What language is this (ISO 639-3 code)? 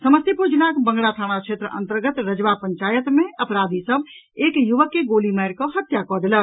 mai